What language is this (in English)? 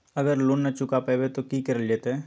Magahi